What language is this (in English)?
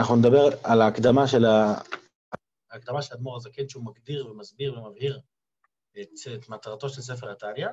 Hebrew